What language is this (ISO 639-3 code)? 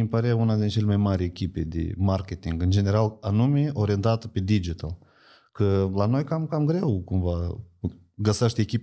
ron